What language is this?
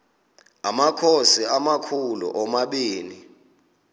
Xhosa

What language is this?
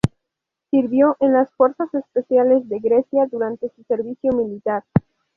Spanish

